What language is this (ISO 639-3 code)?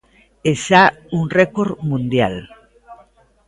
glg